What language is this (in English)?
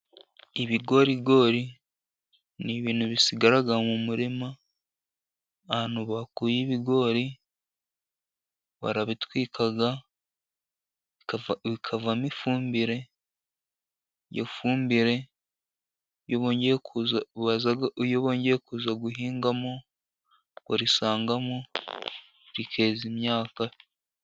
Kinyarwanda